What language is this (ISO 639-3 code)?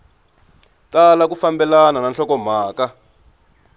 tso